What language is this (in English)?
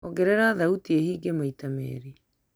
Kikuyu